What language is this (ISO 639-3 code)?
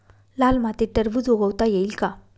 mar